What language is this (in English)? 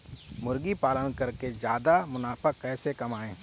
Hindi